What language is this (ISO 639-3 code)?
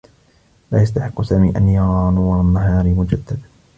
ara